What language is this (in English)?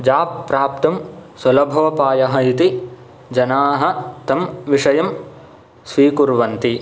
Sanskrit